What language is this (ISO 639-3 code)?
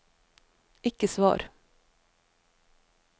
nor